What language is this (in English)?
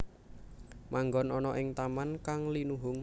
Javanese